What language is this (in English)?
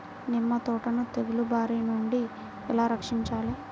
Telugu